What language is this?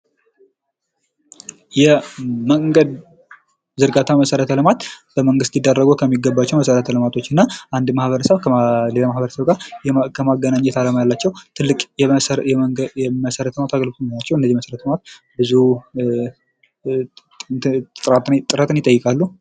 Amharic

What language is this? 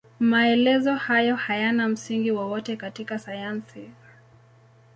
Swahili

